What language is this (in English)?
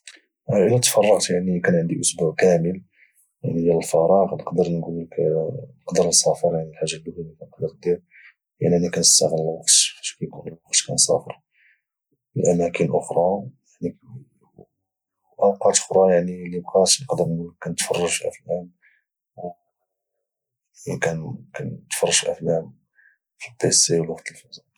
Moroccan Arabic